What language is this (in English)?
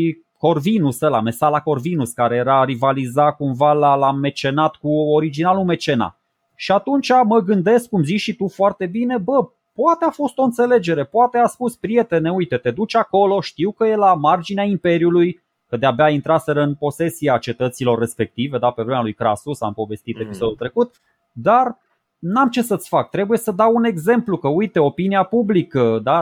Romanian